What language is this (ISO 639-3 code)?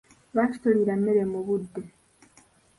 lug